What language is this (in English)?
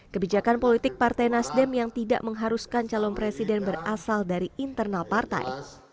Indonesian